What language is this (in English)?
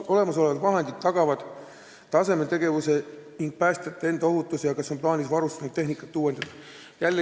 Estonian